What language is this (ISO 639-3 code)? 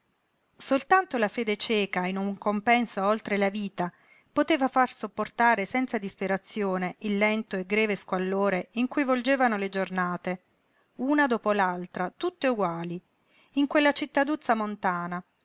ita